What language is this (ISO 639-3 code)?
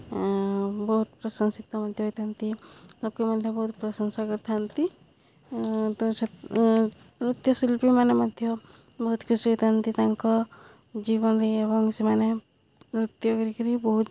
ori